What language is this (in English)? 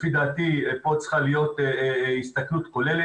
Hebrew